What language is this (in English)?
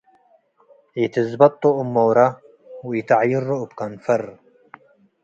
Tigre